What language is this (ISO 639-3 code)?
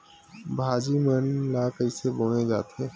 hne